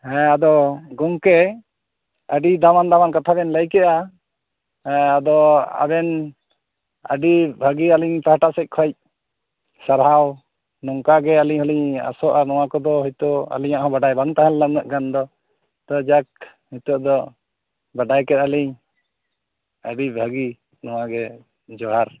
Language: Santali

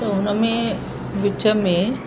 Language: Sindhi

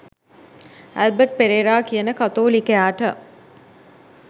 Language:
Sinhala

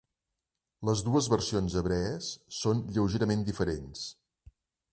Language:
Catalan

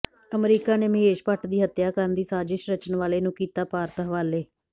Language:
Punjabi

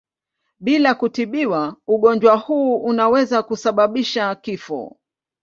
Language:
Swahili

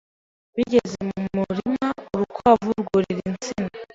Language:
Kinyarwanda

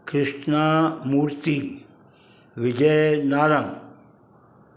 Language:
Sindhi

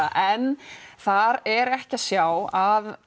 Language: Icelandic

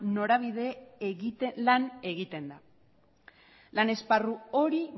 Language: Basque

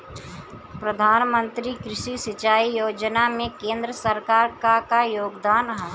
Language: Bhojpuri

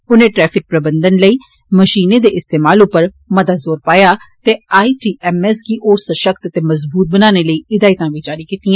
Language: Dogri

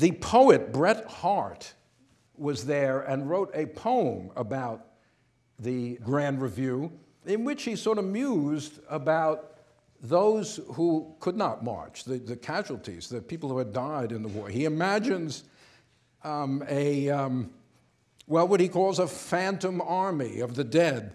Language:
English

